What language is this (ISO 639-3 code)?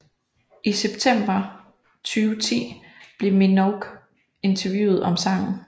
dan